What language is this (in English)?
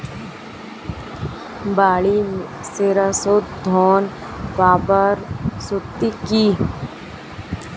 Bangla